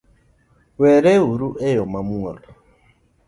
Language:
Luo (Kenya and Tanzania)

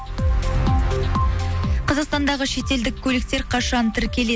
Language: Kazakh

